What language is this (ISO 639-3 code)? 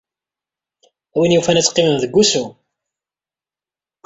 kab